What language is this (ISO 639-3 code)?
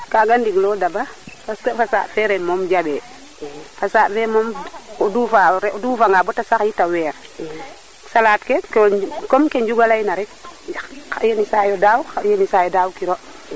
srr